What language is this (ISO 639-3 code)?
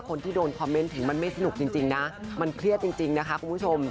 tha